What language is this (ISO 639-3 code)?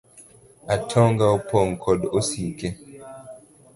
luo